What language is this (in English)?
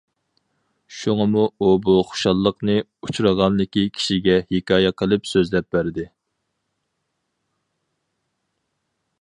Uyghur